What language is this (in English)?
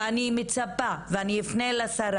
Hebrew